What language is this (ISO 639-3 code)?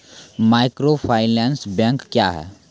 mai